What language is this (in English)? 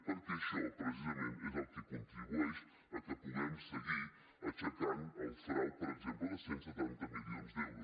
Catalan